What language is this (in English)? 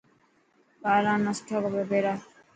Dhatki